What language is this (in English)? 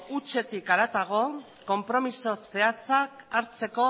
Basque